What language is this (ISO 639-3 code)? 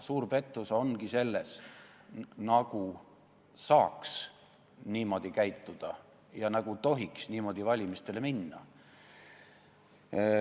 est